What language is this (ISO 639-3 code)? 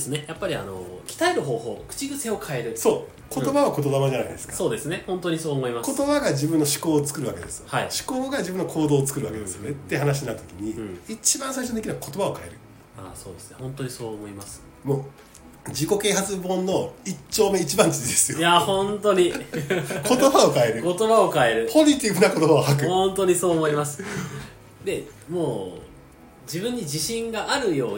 jpn